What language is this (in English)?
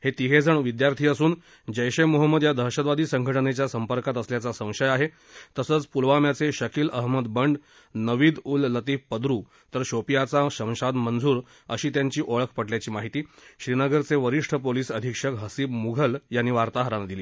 Marathi